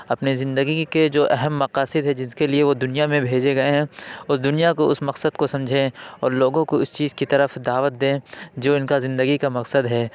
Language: Urdu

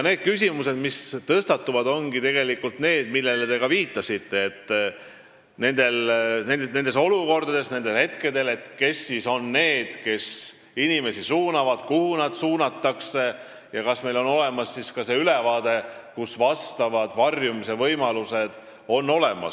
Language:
Estonian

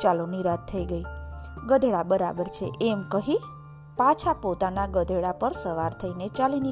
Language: Gujarati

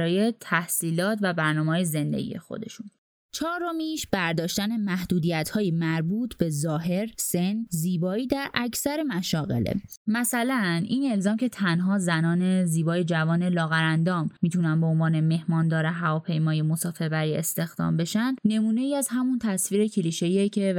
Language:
Persian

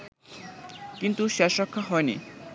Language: Bangla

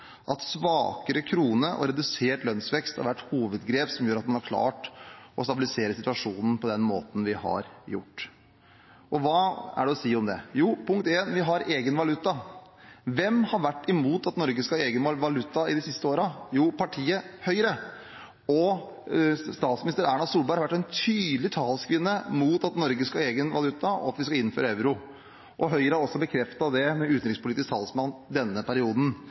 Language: Norwegian Bokmål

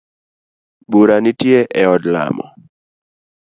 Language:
Luo (Kenya and Tanzania)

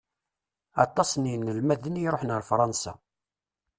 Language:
Kabyle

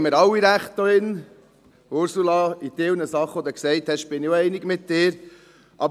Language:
Swiss German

